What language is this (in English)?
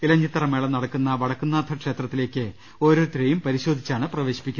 Malayalam